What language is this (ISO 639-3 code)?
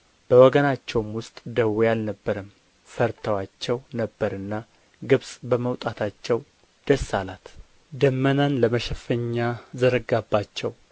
amh